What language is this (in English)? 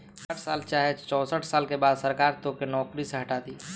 Bhojpuri